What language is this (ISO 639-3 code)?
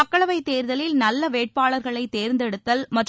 tam